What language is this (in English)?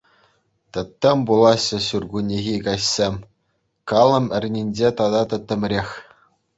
Chuvash